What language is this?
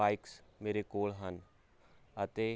Punjabi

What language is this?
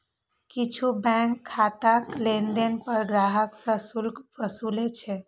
Maithili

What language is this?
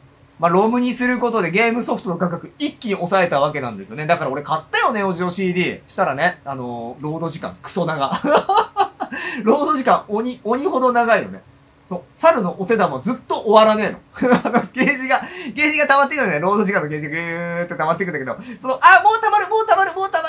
Japanese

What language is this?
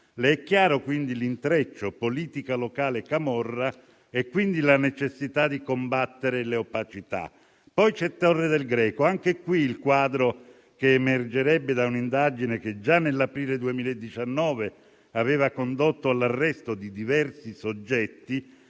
Italian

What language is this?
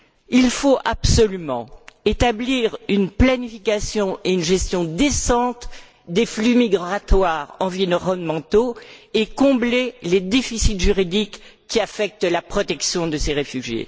French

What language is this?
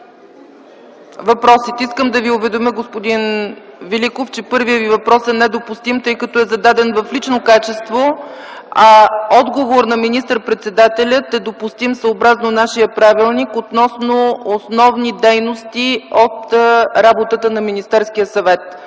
Bulgarian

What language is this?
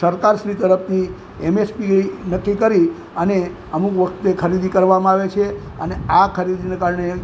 Gujarati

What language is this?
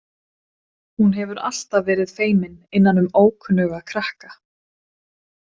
Icelandic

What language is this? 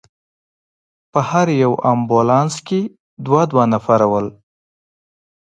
Pashto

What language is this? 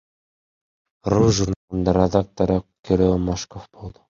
Kyrgyz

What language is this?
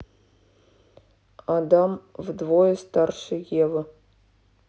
Russian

